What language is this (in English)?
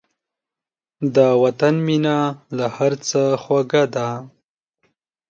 Pashto